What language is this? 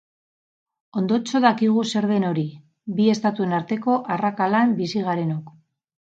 Basque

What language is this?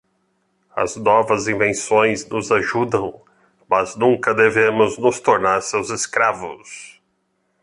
Portuguese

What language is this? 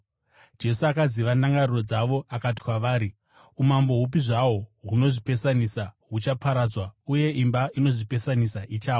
Shona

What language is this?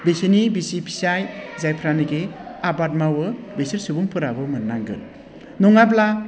Bodo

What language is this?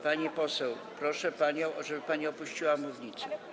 Polish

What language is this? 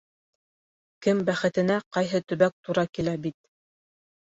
Bashkir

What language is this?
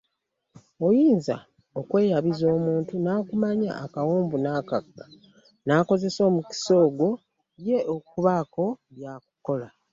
Ganda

